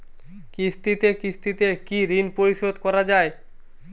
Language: Bangla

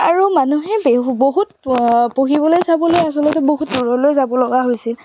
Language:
Assamese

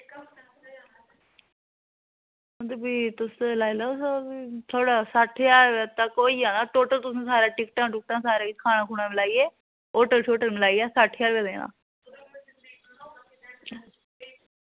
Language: Dogri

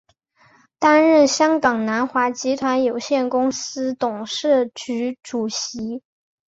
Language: Chinese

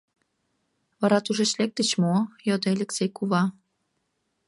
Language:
Mari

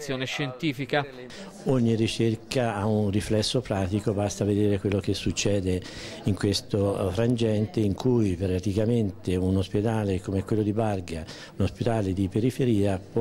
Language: Italian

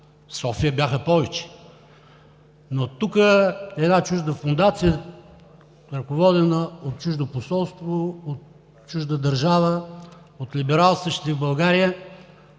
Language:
Bulgarian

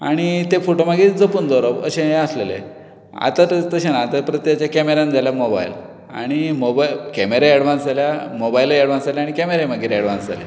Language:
Konkani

